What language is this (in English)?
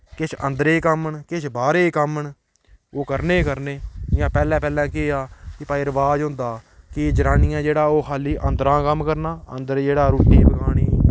Dogri